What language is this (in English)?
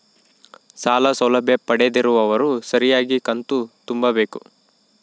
Kannada